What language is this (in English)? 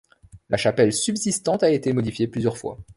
French